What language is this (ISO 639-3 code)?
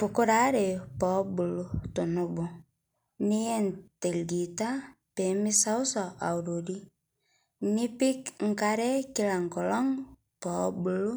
mas